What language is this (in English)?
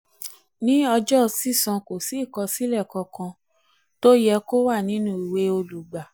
Yoruba